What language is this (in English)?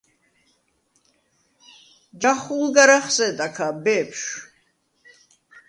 Svan